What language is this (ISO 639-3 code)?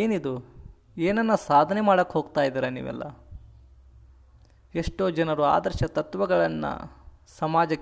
ara